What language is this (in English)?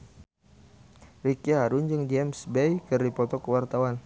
Sundanese